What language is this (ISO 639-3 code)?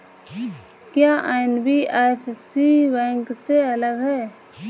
hin